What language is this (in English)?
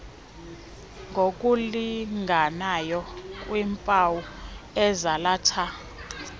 Xhosa